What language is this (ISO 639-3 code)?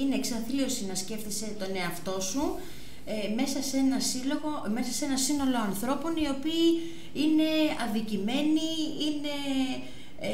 ell